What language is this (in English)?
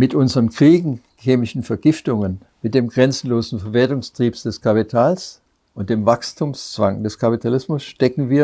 German